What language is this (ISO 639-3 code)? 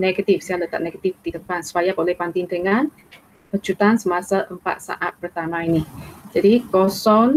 msa